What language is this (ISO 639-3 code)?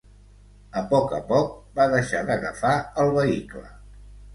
cat